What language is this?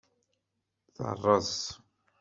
Kabyle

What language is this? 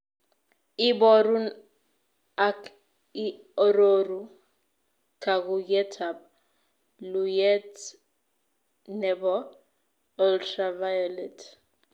Kalenjin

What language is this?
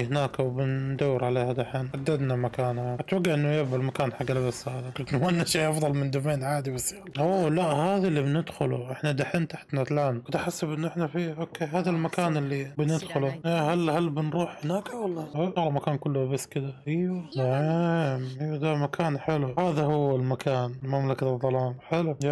Arabic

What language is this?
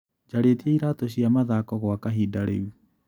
Kikuyu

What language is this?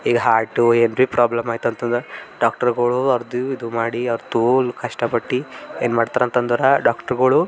Kannada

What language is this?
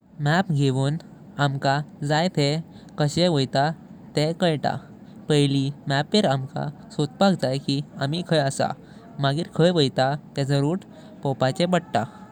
Konkani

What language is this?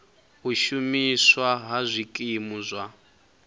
Venda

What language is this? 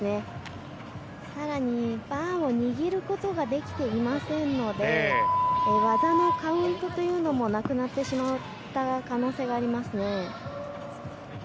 Japanese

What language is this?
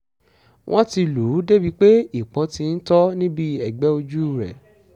Yoruba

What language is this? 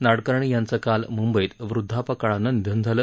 Marathi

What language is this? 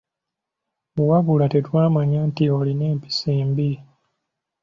Ganda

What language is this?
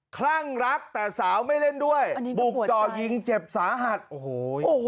Thai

